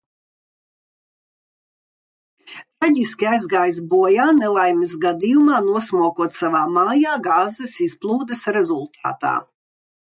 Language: Latvian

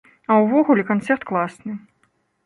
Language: Belarusian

